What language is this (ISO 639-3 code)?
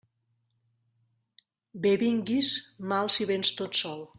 cat